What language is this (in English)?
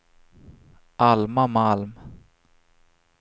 Swedish